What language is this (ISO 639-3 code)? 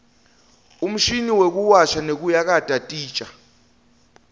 ssw